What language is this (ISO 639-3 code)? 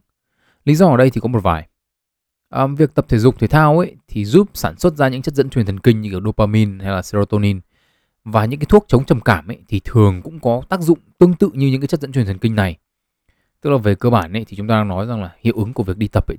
vie